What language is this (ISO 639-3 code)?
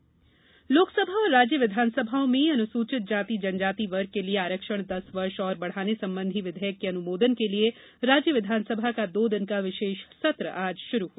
hin